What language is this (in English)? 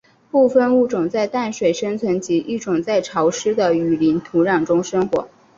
Chinese